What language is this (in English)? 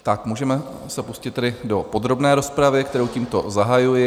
Czech